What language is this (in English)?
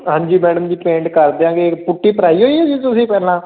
Punjabi